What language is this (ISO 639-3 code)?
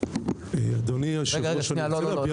heb